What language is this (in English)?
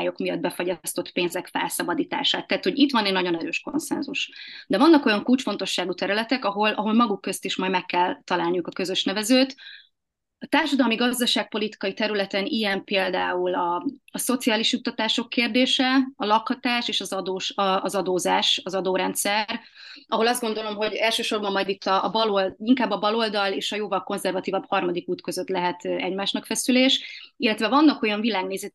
Hungarian